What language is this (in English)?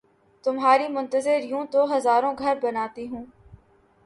Urdu